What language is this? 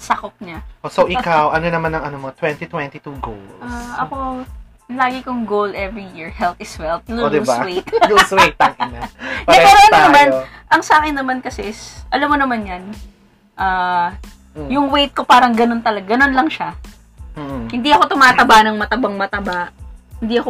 Filipino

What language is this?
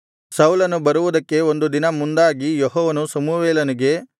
Kannada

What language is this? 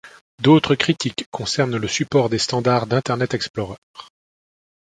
French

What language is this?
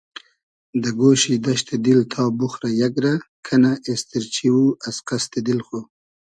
Hazaragi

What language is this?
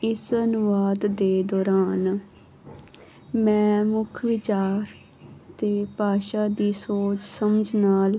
Punjabi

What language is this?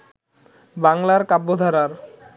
Bangla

